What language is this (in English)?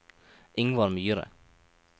Norwegian